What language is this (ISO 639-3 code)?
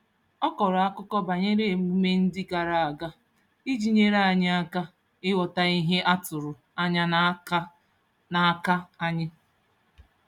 ibo